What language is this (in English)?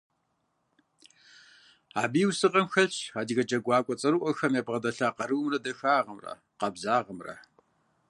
Kabardian